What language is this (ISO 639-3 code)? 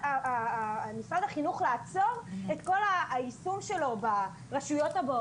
heb